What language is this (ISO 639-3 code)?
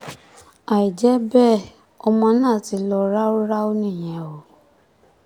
yor